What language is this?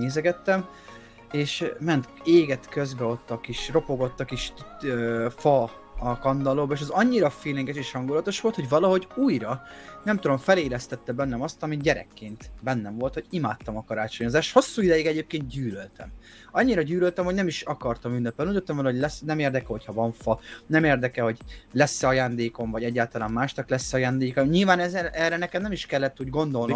Hungarian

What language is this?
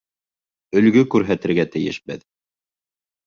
Bashkir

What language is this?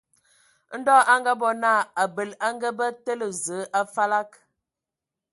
Ewondo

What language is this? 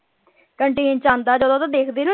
Punjabi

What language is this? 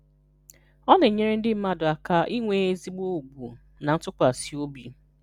Igbo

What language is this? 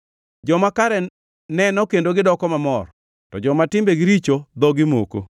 Luo (Kenya and Tanzania)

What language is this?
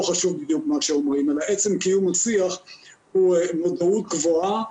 Hebrew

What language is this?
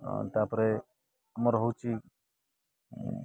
Odia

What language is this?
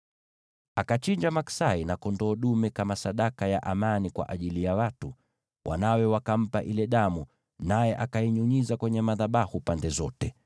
Swahili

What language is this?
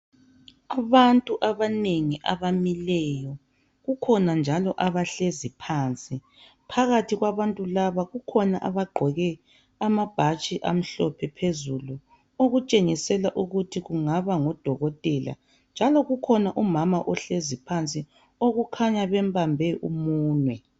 North Ndebele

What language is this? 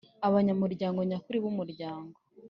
Kinyarwanda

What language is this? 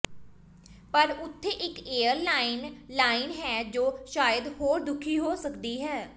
Punjabi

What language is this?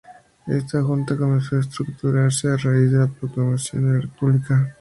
Spanish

